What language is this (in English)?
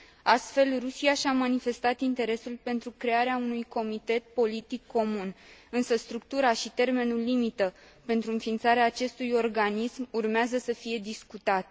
Romanian